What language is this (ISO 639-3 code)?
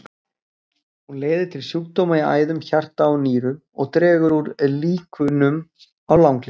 isl